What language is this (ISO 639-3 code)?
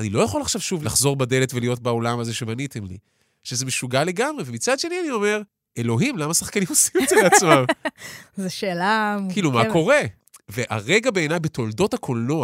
heb